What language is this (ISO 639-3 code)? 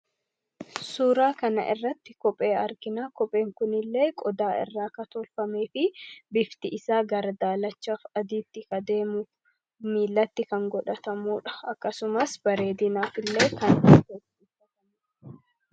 orm